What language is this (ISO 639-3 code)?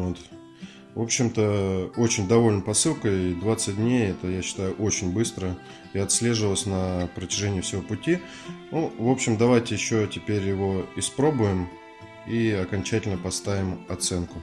rus